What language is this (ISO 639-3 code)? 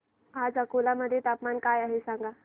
mar